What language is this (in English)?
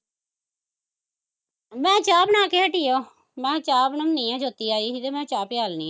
Punjabi